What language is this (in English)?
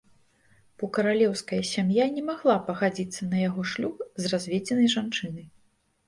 Belarusian